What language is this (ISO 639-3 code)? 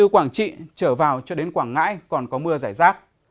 vie